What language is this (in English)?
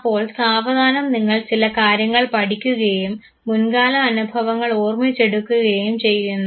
Malayalam